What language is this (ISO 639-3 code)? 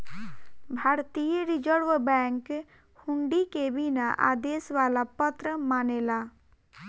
bho